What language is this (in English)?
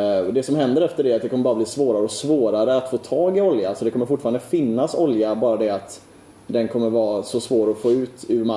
Swedish